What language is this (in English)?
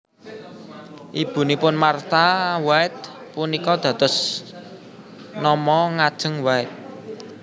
Javanese